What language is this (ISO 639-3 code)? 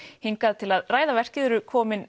isl